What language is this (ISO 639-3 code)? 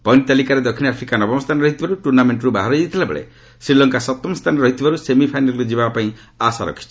ori